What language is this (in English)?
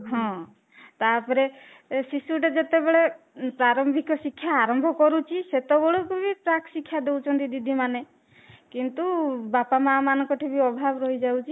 Odia